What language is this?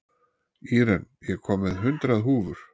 Icelandic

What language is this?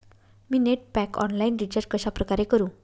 Marathi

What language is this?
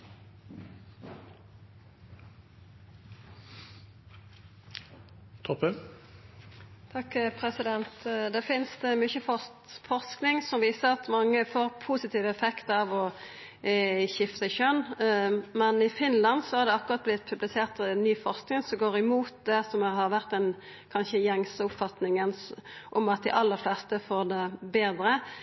Norwegian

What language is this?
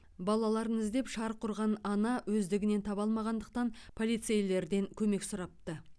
Kazakh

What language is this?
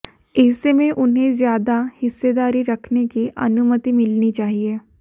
Hindi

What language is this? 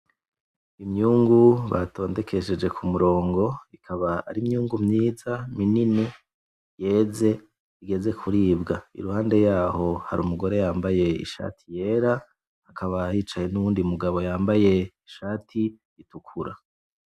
Rundi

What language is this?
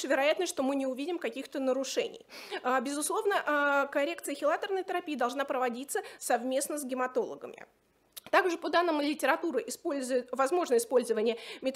Russian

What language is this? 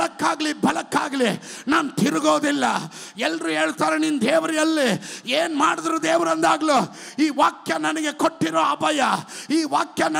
Kannada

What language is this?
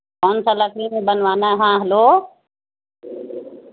Urdu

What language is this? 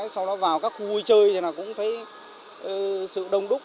Vietnamese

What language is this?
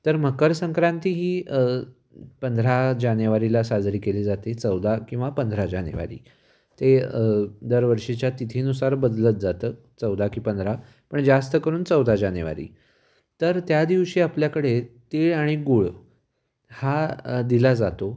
Marathi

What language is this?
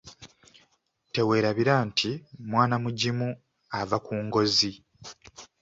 Ganda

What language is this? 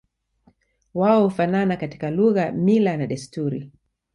Swahili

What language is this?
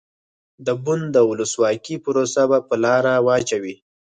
Pashto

